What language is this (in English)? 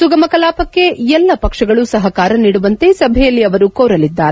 Kannada